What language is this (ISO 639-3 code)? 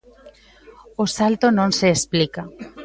glg